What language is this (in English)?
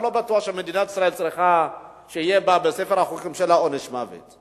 Hebrew